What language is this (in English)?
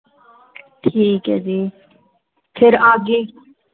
Punjabi